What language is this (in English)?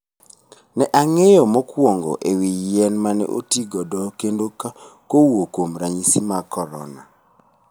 Luo (Kenya and Tanzania)